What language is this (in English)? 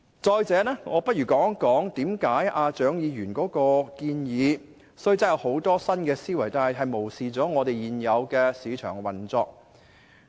Cantonese